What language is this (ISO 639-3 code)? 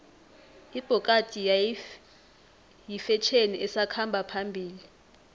nbl